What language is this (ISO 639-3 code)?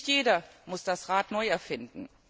deu